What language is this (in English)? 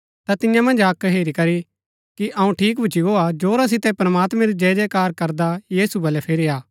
Gaddi